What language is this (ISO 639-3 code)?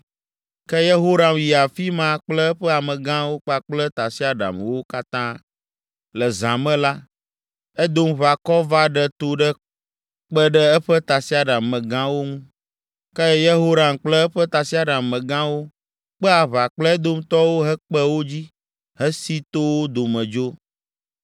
ewe